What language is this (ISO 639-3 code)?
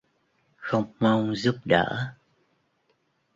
vie